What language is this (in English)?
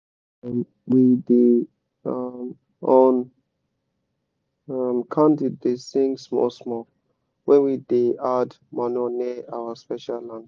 Nigerian Pidgin